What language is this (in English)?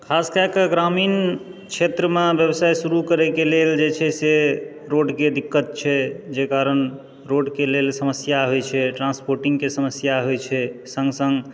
Maithili